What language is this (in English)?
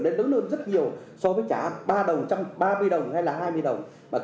Vietnamese